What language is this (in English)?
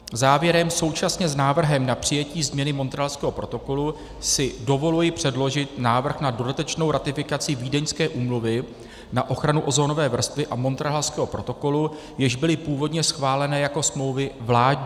Czech